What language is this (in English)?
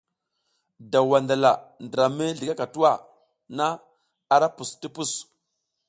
South Giziga